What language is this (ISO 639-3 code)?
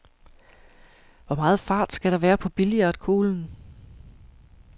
dan